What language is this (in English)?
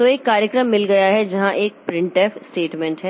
Hindi